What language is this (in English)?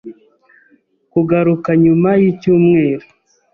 Kinyarwanda